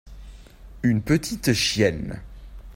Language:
French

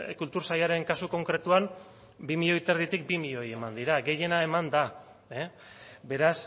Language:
Basque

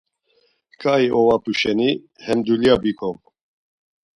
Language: Laz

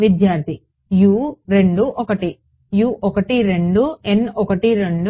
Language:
Telugu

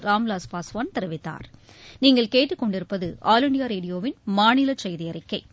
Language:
Tamil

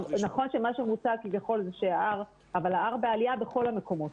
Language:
Hebrew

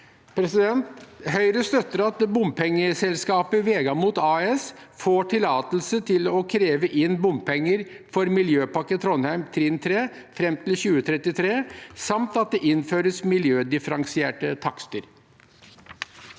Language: Norwegian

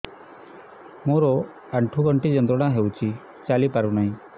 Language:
Odia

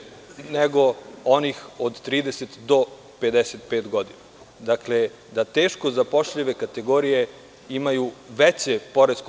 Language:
Serbian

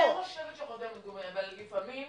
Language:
Hebrew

